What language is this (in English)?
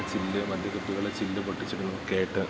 Malayalam